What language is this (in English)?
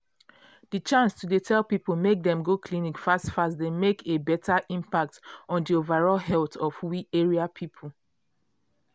Nigerian Pidgin